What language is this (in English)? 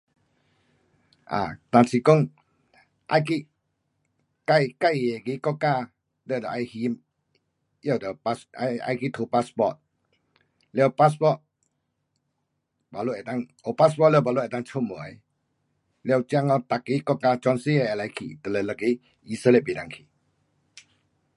Pu-Xian Chinese